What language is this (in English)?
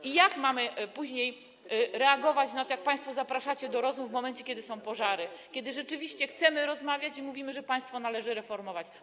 Polish